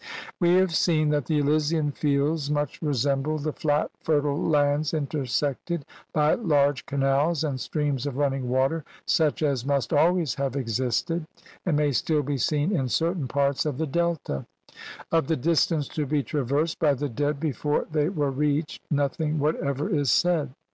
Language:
English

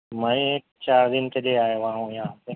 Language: Urdu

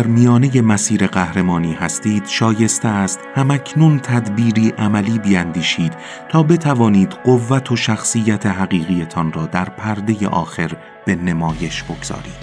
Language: Persian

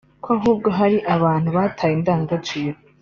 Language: Kinyarwanda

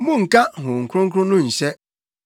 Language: Akan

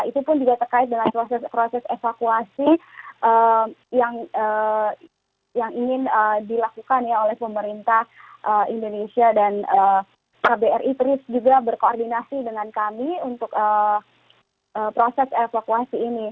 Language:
Indonesian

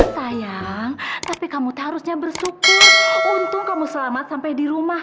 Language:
Indonesian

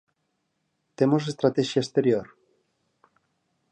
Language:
Galician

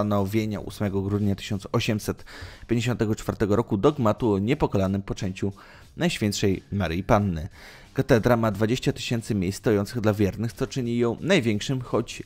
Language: Polish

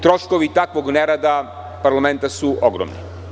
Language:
Serbian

